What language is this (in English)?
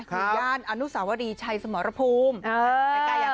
Thai